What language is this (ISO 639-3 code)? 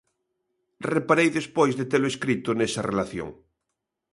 glg